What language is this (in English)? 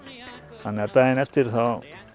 Icelandic